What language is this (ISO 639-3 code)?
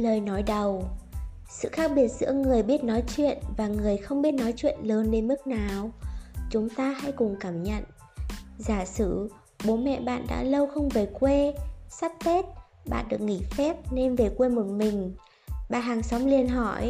vie